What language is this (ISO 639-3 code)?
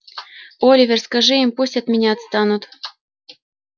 rus